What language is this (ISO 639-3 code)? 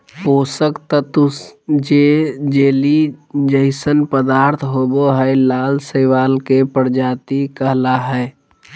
mag